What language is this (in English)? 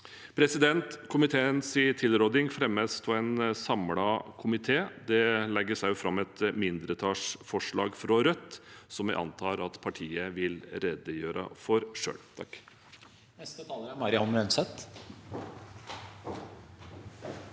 Norwegian